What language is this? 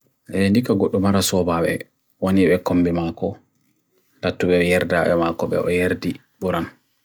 Bagirmi Fulfulde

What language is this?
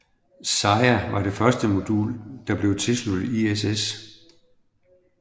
Danish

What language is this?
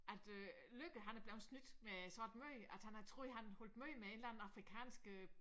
Danish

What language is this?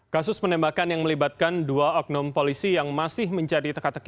Indonesian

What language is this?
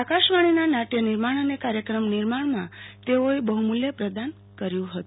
Gujarati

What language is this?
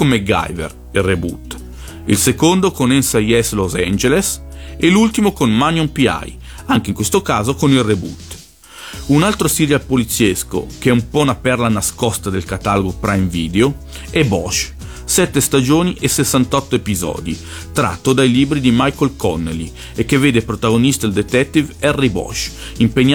Italian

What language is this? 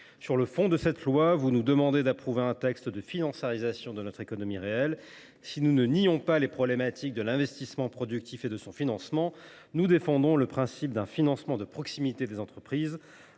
French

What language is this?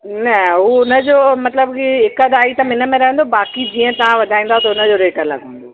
Sindhi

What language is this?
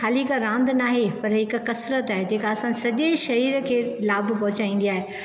Sindhi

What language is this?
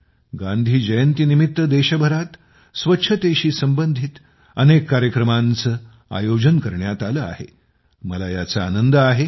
Marathi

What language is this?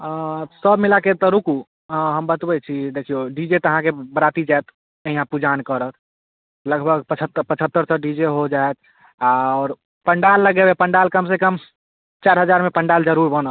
Maithili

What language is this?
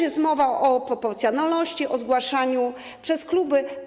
Polish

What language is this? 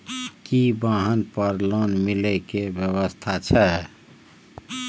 Maithili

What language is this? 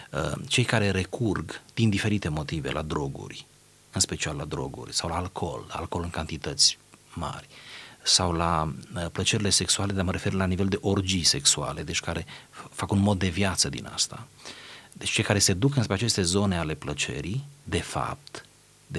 Romanian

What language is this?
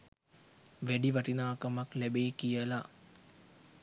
Sinhala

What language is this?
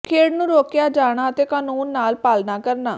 Punjabi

